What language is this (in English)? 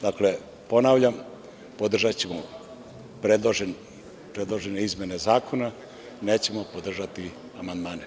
Serbian